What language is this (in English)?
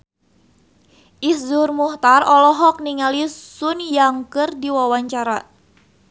Sundanese